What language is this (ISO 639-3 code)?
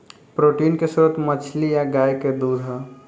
bho